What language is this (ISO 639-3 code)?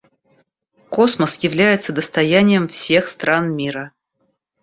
rus